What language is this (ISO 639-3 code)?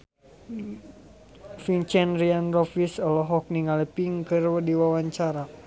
sun